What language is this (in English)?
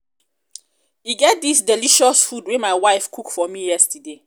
Nigerian Pidgin